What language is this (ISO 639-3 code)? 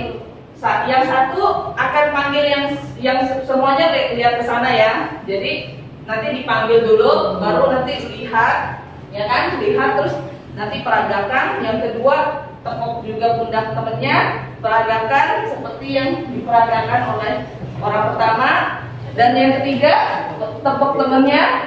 ind